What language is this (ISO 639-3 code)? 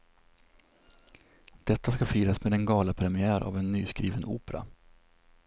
swe